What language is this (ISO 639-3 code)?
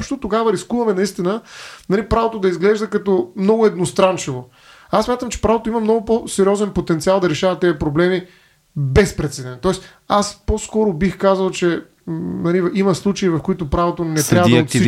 bul